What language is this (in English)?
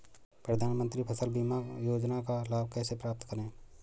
Hindi